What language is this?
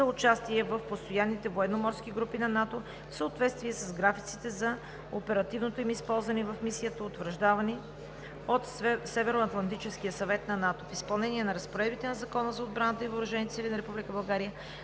Bulgarian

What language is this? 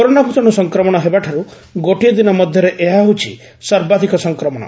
Odia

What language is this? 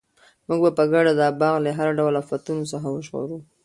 Pashto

